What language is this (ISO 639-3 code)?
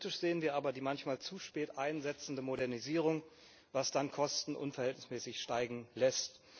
deu